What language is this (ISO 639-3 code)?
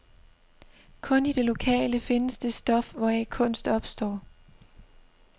dan